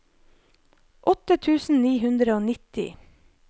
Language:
Norwegian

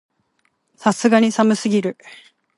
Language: Japanese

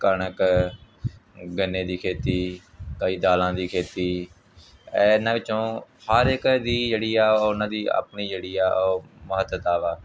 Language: Punjabi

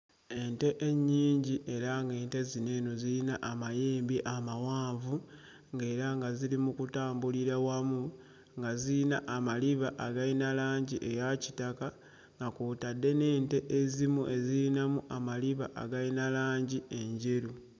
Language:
Ganda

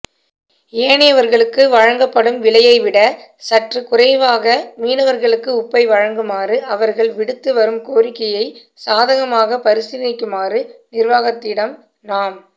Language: Tamil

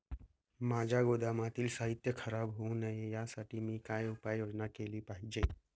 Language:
Marathi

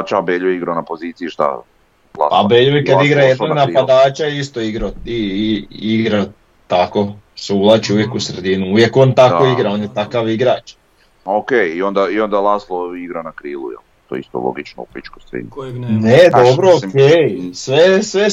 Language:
Croatian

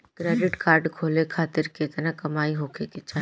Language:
Bhojpuri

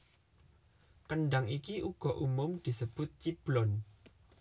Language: Javanese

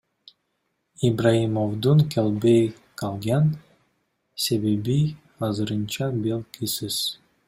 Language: Kyrgyz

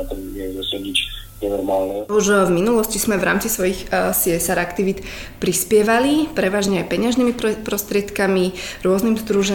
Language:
Slovak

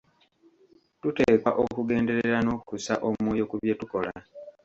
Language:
Ganda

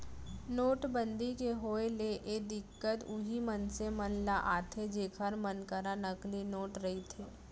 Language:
Chhattisgarhi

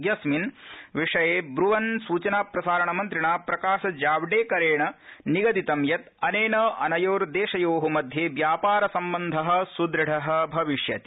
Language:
Sanskrit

